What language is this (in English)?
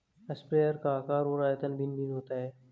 Hindi